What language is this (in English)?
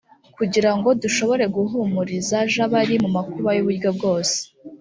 Kinyarwanda